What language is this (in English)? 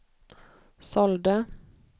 Swedish